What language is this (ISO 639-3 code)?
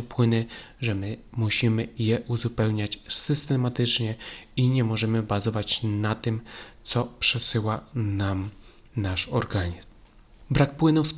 pol